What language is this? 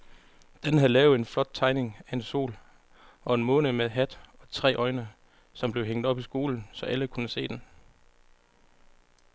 Danish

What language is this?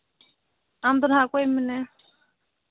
Santali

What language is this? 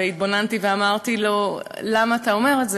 Hebrew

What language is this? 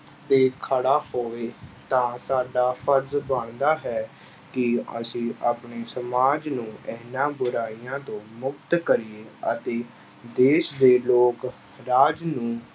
Punjabi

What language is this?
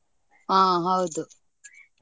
Kannada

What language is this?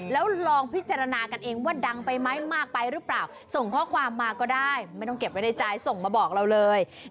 Thai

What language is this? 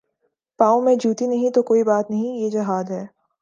Urdu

